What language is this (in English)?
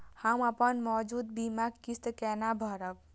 Maithili